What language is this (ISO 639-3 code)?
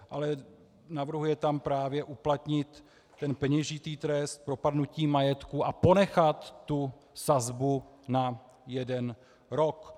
ces